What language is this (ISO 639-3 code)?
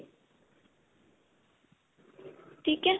pan